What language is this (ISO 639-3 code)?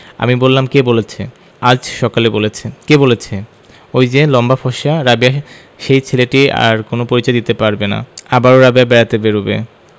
ben